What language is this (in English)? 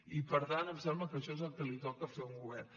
Catalan